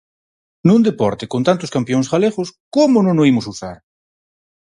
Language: Galician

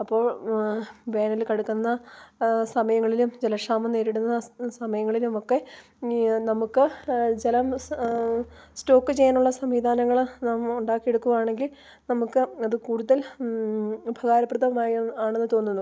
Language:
Malayalam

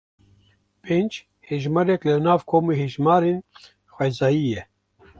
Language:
Kurdish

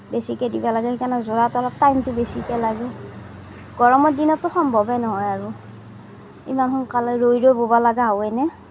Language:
Assamese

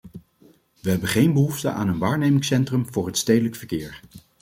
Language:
Dutch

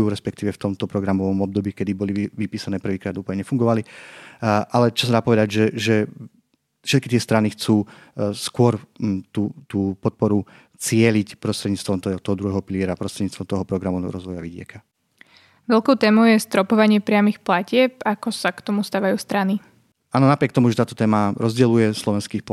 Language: Slovak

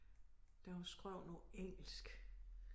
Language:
Danish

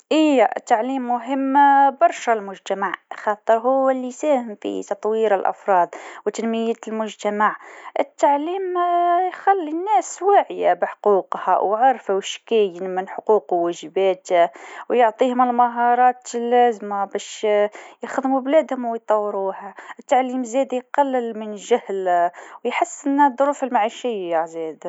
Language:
Tunisian Arabic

